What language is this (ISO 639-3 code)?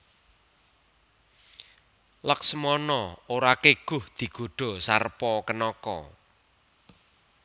jav